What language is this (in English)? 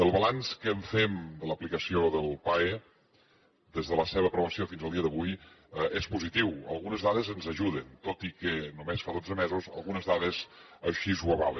Catalan